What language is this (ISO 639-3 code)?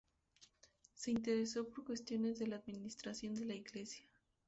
spa